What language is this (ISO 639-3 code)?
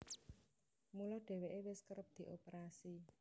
jav